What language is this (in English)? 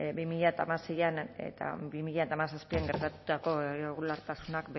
Basque